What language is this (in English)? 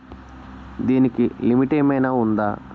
Telugu